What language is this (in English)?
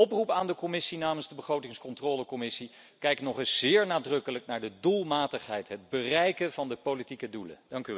Dutch